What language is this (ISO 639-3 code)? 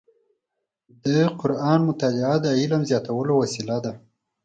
pus